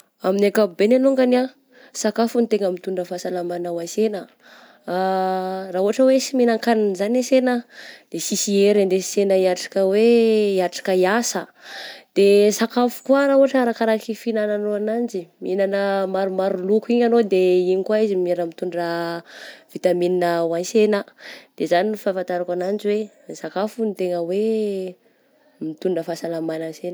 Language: Southern Betsimisaraka Malagasy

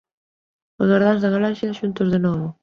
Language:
Galician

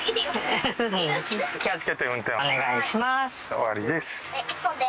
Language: Japanese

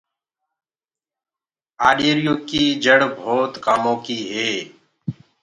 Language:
Gurgula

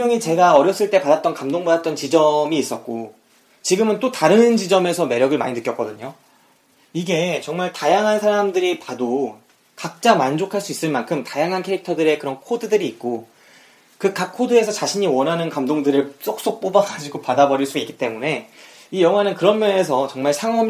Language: Korean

